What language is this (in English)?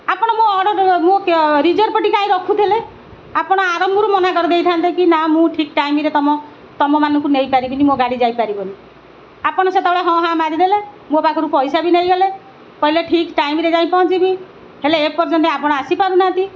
Odia